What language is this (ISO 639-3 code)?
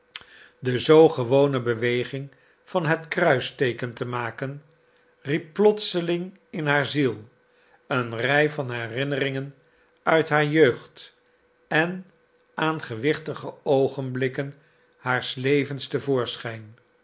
nld